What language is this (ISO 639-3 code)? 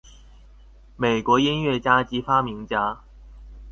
zho